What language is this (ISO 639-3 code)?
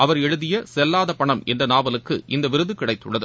tam